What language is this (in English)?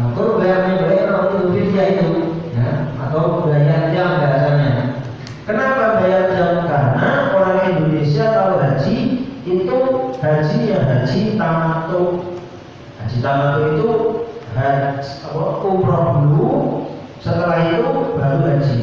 Indonesian